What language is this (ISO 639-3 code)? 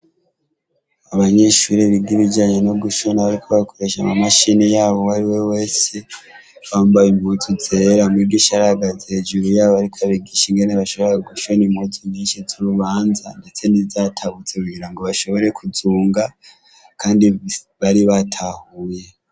run